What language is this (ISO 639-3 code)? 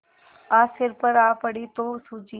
hin